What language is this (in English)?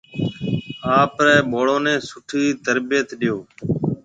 Marwari (Pakistan)